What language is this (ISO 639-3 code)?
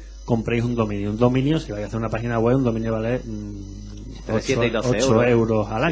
spa